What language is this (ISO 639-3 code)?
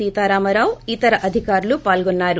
tel